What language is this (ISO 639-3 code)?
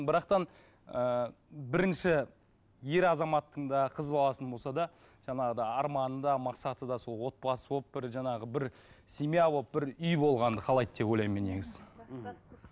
kaz